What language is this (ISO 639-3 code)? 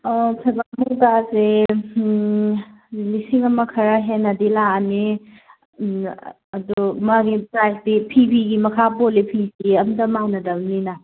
mni